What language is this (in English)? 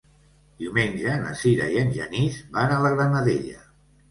Catalan